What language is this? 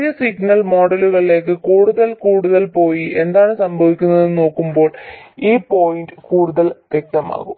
Malayalam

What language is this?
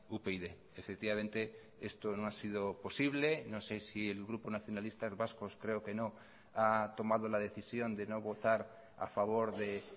Spanish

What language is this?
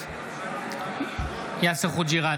Hebrew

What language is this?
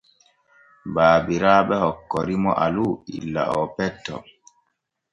Borgu Fulfulde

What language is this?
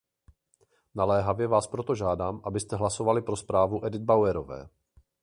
Czech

